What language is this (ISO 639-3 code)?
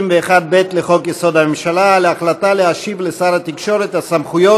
heb